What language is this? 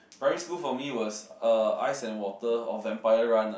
English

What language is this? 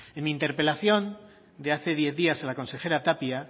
Spanish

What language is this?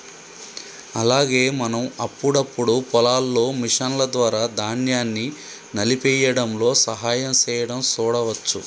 Telugu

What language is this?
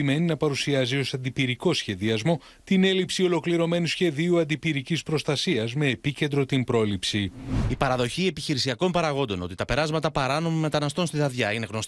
Greek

